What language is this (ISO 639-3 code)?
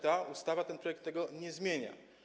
pol